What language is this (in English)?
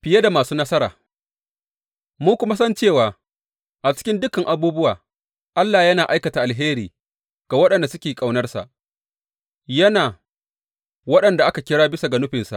Hausa